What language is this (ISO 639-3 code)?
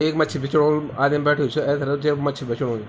gbm